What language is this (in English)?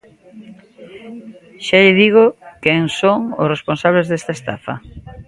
Galician